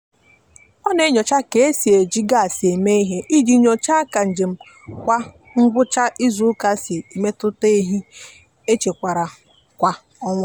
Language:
Igbo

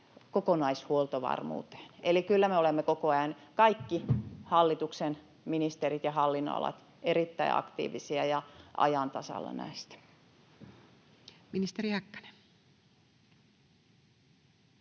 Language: Finnish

